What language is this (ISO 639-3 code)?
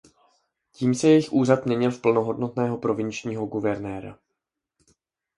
ces